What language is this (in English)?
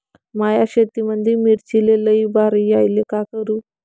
Marathi